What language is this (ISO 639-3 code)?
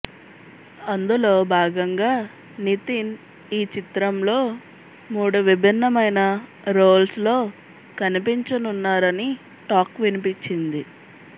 tel